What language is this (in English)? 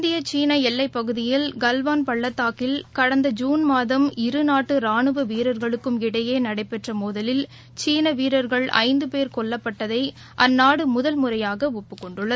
Tamil